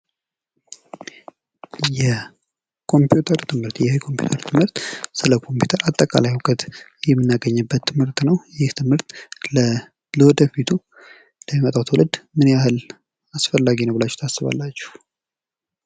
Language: Amharic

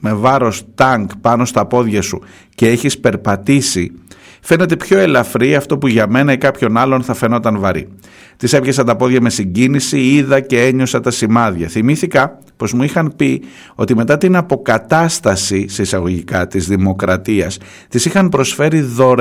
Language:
Greek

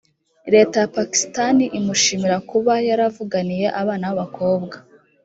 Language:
Kinyarwanda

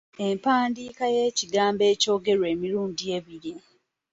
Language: Ganda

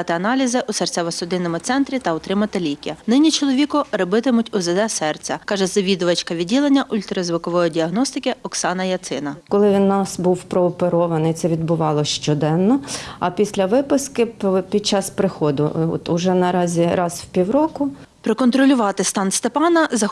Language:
Ukrainian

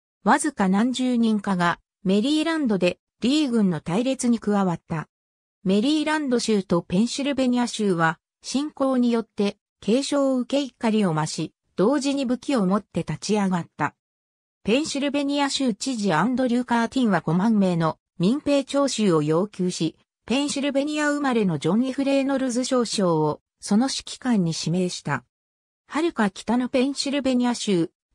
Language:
Japanese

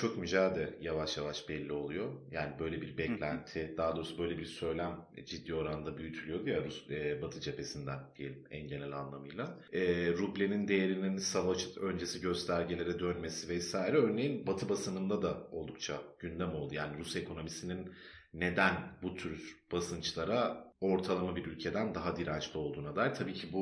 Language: Turkish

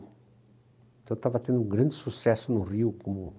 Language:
Portuguese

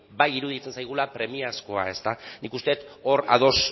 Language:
Basque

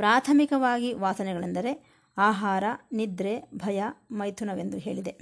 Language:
Kannada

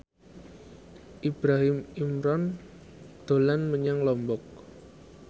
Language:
Javanese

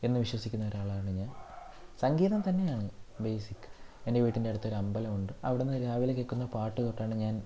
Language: Malayalam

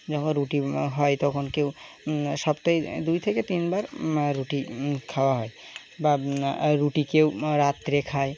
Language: Bangla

